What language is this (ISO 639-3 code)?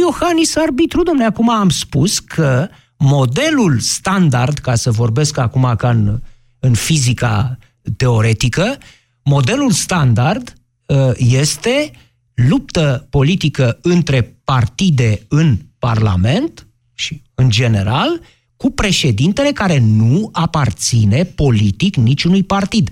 ron